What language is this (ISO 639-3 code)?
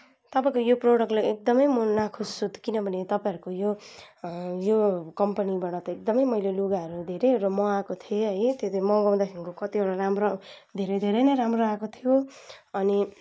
nep